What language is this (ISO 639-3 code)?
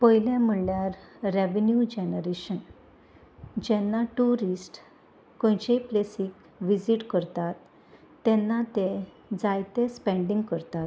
kok